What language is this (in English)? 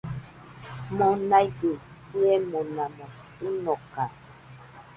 Nüpode Huitoto